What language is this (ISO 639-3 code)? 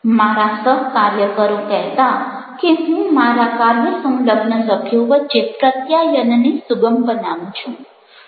guj